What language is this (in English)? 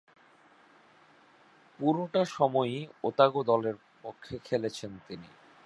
Bangla